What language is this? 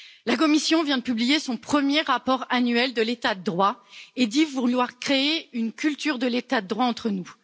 French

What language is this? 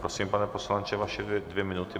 Czech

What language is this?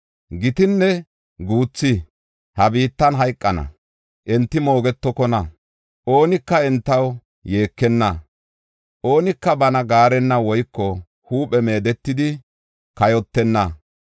Gofa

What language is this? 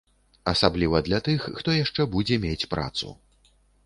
Belarusian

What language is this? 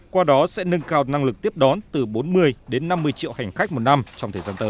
Vietnamese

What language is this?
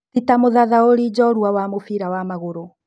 Kikuyu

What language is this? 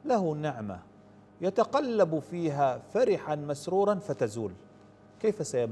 Arabic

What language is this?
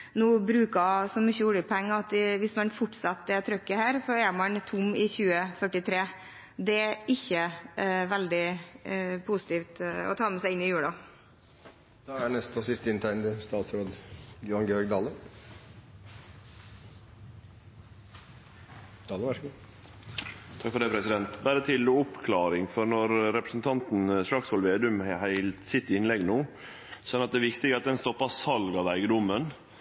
Norwegian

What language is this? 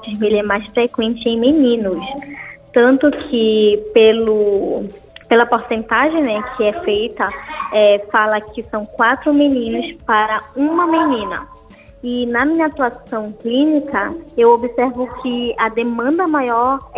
Portuguese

